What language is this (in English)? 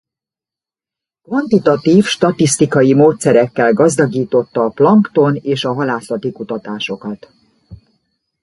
Hungarian